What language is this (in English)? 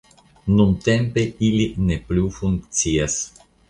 Esperanto